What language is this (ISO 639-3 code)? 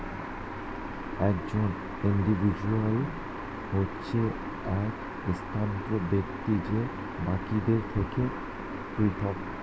ben